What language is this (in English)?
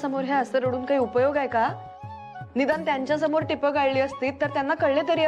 Hindi